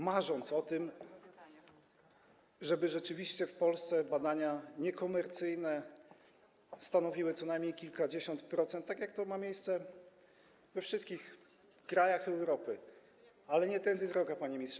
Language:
Polish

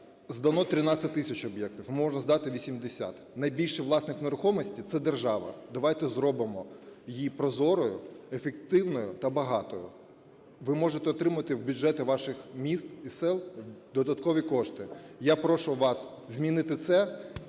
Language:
Ukrainian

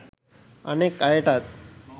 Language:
Sinhala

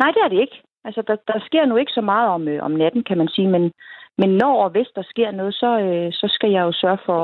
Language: Danish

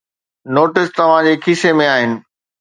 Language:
Sindhi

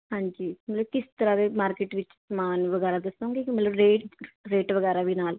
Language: Punjabi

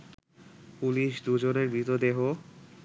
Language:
Bangla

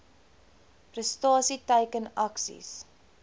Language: Afrikaans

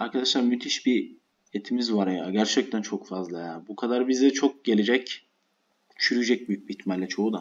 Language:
Turkish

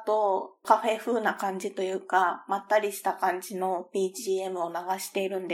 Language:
Japanese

